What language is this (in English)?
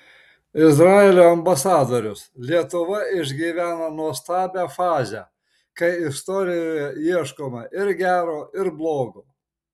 Lithuanian